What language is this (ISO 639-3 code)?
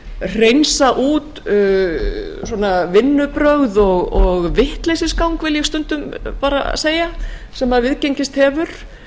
isl